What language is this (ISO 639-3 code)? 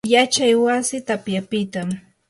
qur